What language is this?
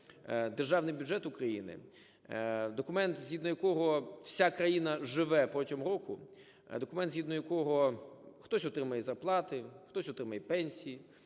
Ukrainian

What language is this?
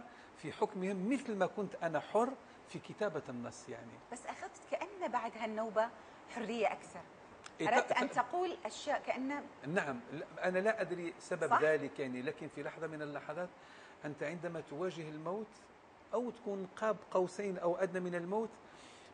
Arabic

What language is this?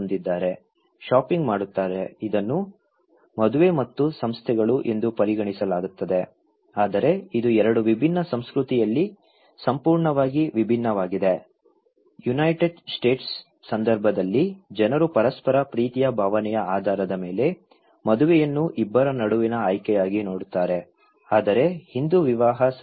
Kannada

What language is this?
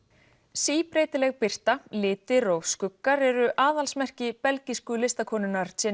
Icelandic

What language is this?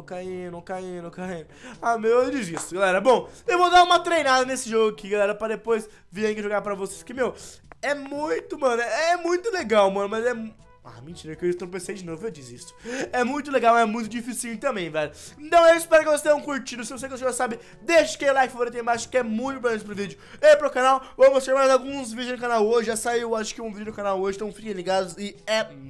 Portuguese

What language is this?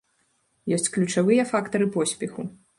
Belarusian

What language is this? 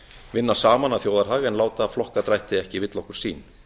Icelandic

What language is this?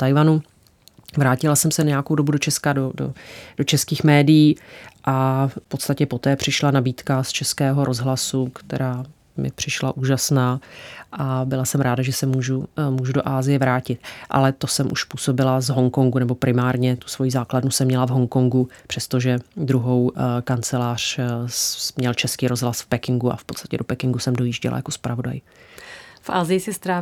Czech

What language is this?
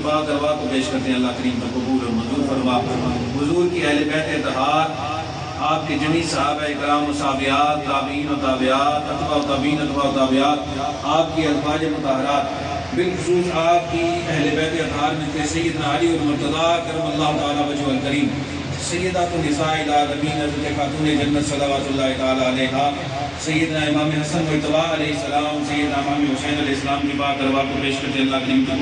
Arabic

